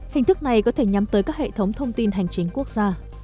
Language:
Vietnamese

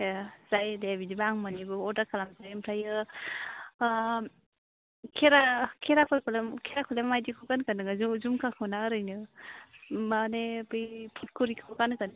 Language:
Bodo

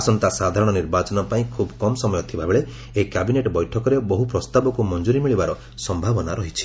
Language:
Odia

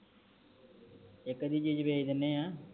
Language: Punjabi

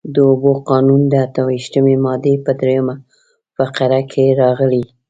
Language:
Pashto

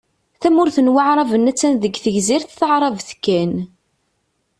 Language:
Kabyle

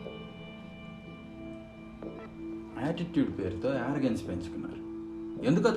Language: Telugu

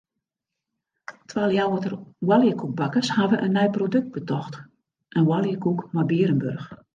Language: Western Frisian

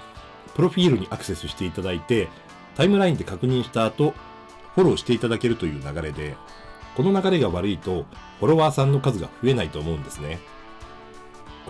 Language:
Japanese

